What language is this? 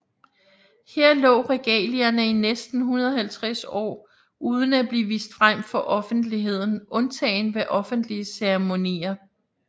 Danish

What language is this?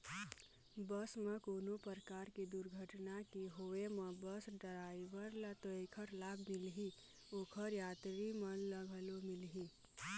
Chhattisgarhi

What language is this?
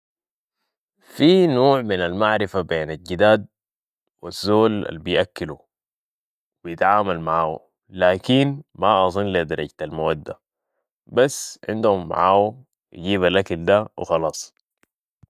Sudanese Arabic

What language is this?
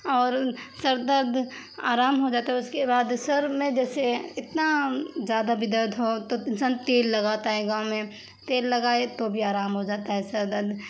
Urdu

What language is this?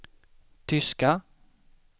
Swedish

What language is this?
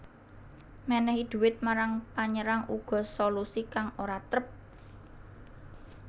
Javanese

